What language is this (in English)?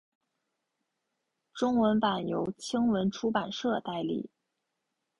Chinese